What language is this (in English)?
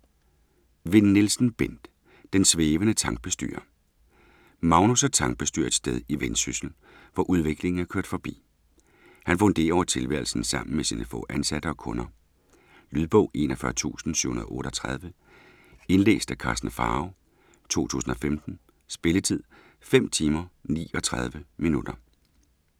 Danish